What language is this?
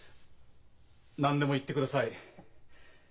Japanese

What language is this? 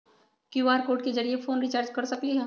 Magahi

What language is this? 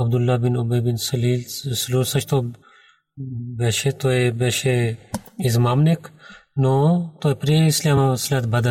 Bulgarian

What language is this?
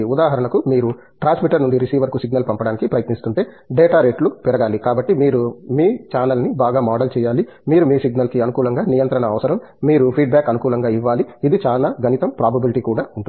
Telugu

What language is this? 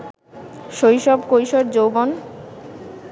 Bangla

